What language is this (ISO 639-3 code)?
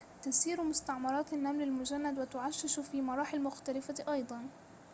ara